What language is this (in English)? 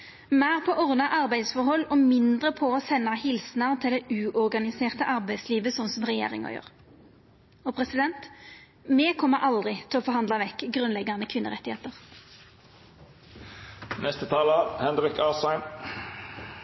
Norwegian Nynorsk